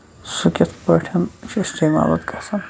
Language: Kashmiri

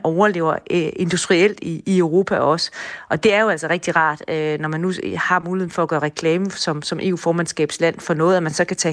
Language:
Danish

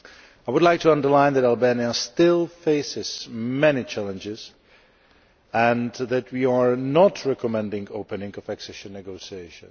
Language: English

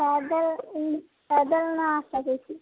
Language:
Maithili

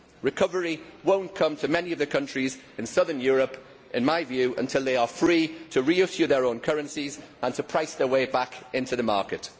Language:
English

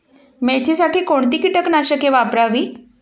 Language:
Marathi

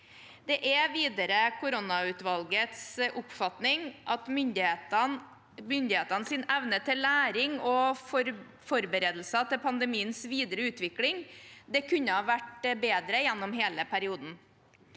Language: Norwegian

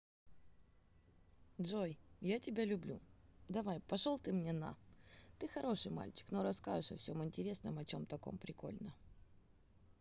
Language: Russian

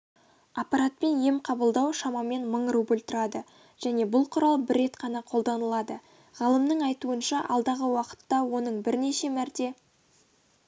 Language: Kazakh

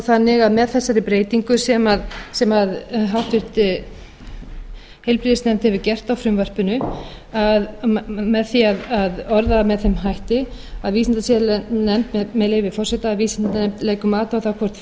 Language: Icelandic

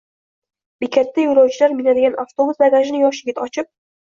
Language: Uzbek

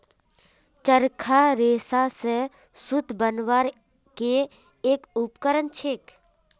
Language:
Magahi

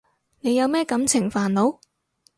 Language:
Cantonese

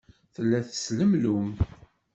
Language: Kabyle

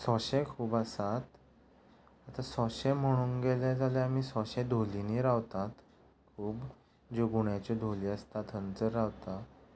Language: Konkani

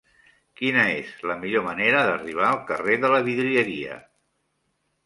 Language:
Catalan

